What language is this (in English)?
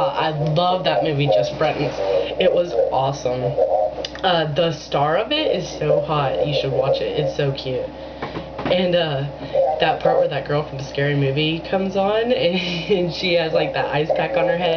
English